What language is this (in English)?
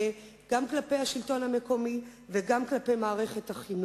Hebrew